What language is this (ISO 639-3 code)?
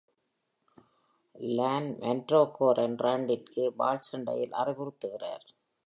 tam